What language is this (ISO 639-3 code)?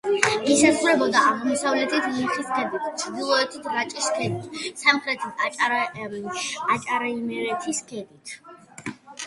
kat